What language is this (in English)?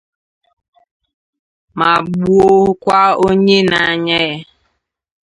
Igbo